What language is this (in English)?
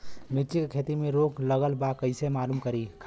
Bhojpuri